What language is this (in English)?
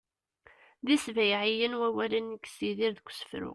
Kabyle